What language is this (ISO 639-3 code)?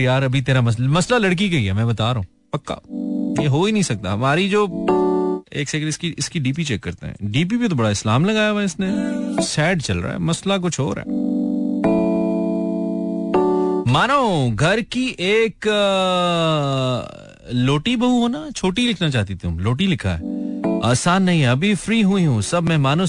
hin